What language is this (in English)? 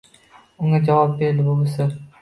Uzbek